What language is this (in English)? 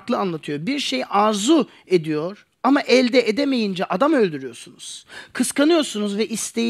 Turkish